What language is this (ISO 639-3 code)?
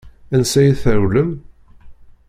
kab